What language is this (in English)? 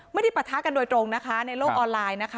Thai